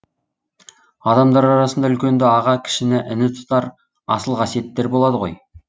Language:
Kazakh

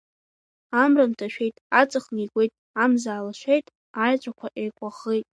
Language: Abkhazian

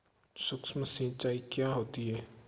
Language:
Hindi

